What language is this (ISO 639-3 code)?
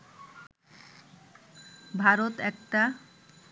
ben